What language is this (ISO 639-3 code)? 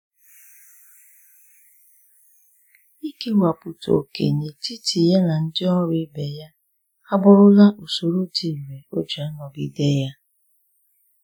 ibo